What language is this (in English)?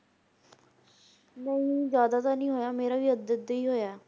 Punjabi